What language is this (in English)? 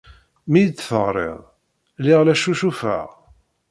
Kabyle